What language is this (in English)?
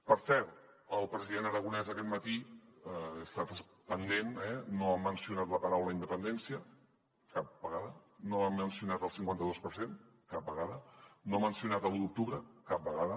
Catalan